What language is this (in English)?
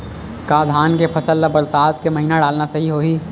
Chhattisgarhi